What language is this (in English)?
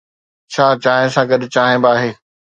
Sindhi